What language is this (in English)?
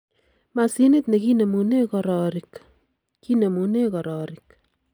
Kalenjin